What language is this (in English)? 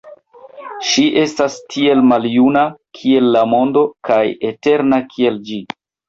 Esperanto